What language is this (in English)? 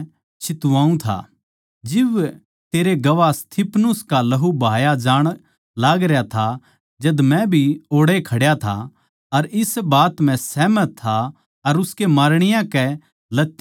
Haryanvi